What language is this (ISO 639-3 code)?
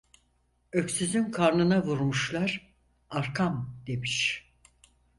tur